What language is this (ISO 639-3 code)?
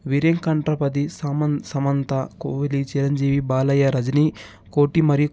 tel